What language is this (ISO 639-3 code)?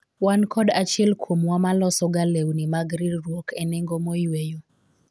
luo